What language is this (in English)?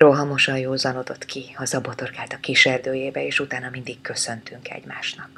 Hungarian